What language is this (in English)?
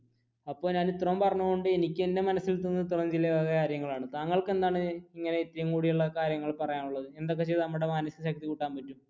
Malayalam